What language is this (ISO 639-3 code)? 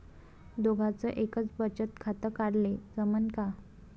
mar